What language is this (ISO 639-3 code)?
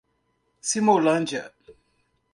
por